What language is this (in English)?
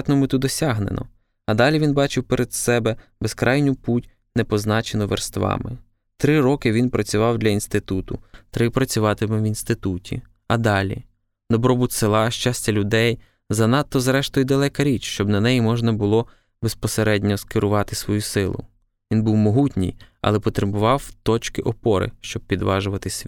Ukrainian